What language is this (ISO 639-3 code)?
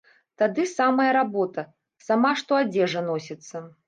bel